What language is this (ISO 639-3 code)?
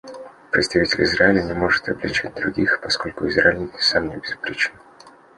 rus